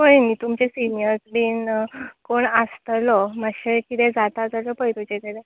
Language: Konkani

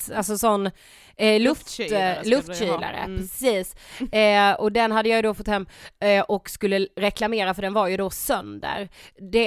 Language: Swedish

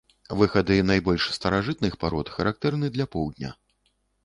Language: Belarusian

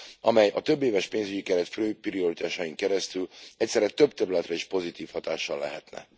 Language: Hungarian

